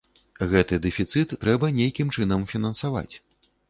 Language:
Belarusian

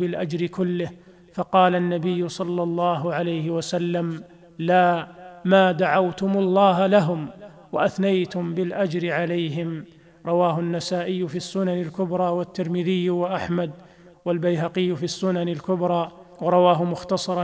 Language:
Arabic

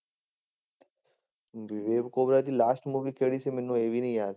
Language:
Punjabi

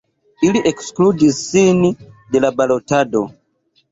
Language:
Esperanto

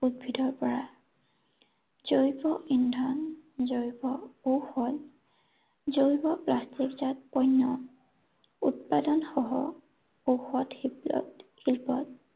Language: Assamese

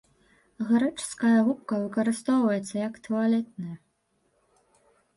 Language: Belarusian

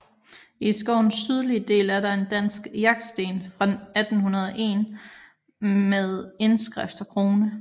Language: Danish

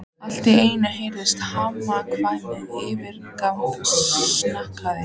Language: Icelandic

